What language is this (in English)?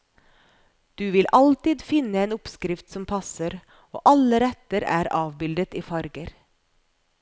Norwegian